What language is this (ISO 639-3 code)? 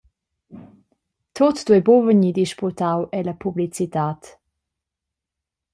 roh